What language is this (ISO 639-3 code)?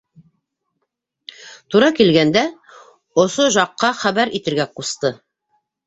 bak